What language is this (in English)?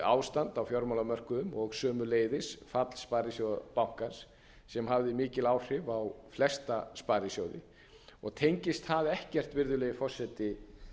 Icelandic